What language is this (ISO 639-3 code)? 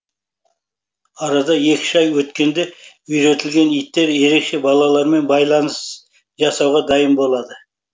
kaz